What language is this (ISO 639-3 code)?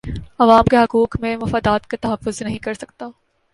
urd